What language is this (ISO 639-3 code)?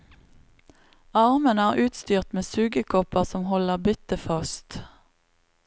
nor